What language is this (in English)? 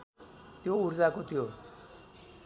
Nepali